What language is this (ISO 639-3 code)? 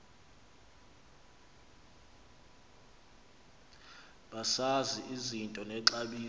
xho